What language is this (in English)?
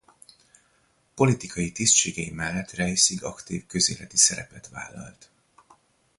Hungarian